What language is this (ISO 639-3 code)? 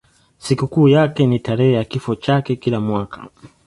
swa